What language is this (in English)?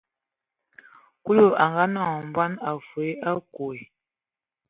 Ewondo